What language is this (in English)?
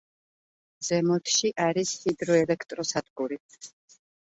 Georgian